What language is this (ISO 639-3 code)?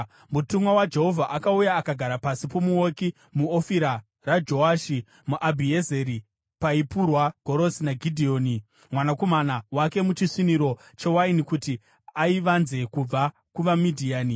sna